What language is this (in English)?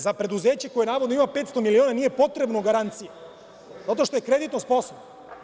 Serbian